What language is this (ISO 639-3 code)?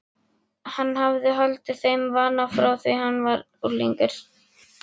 isl